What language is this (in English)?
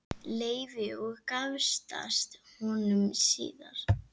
Icelandic